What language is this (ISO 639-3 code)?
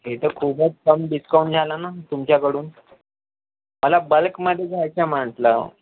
mar